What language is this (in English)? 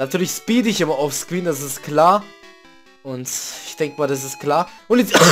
German